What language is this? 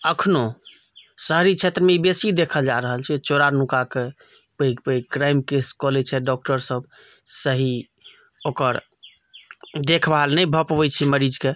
Maithili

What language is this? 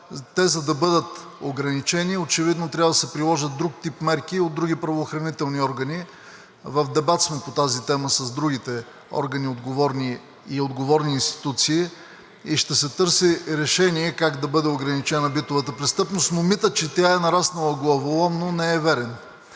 Bulgarian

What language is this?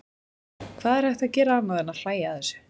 Icelandic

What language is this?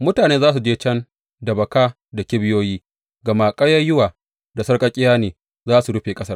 Hausa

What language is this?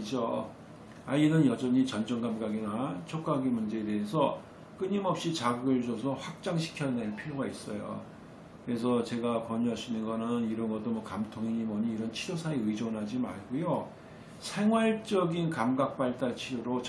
Korean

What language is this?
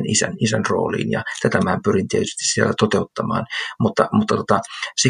Finnish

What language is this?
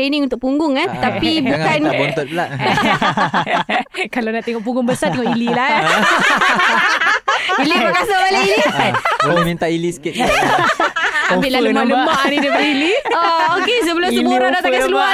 Malay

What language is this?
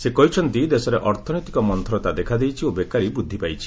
Odia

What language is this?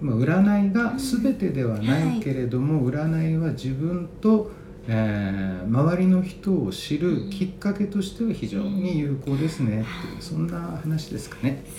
Japanese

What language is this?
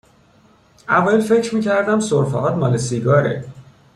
Persian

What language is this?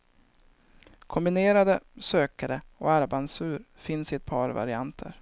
Swedish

